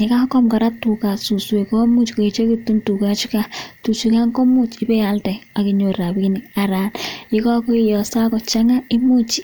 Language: Kalenjin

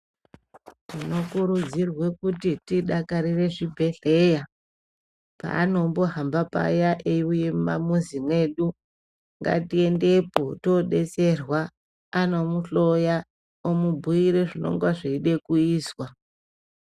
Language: Ndau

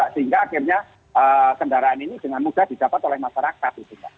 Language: Indonesian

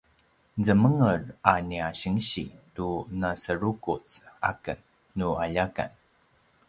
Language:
Paiwan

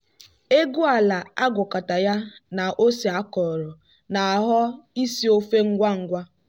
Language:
Igbo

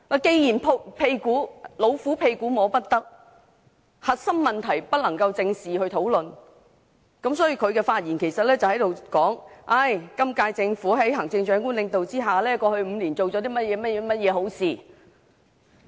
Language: Cantonese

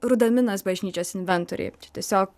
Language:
Lithuanian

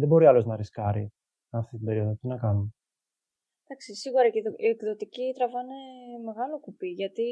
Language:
Greek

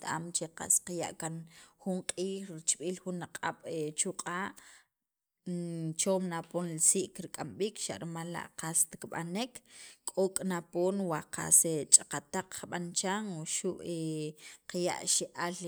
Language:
Sacapulteco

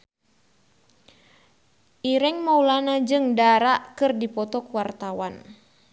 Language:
Sundanese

